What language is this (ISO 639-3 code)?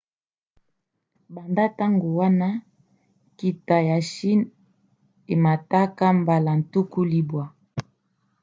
lin